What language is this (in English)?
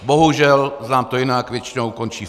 Czech